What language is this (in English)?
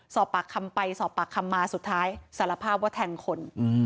Thai